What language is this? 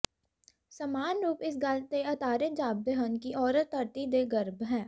Punjabi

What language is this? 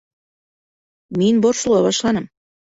Bashkir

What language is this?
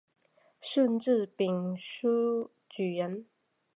Chinese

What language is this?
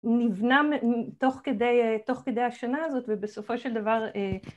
Hebrew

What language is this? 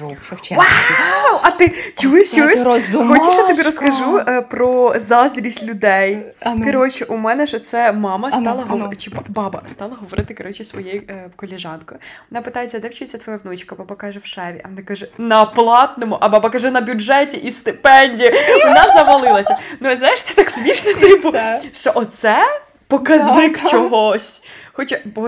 Ukrainian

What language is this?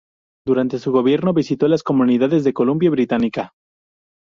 Spanish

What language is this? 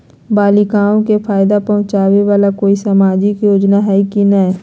Magahi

